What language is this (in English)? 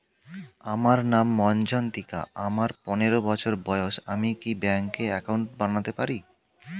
Bangla